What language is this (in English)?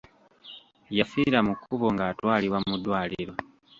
Ganda